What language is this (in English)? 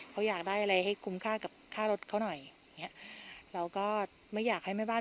Thai